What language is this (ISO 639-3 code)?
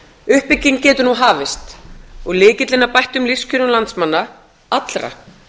isl